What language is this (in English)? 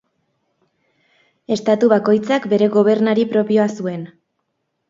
Basque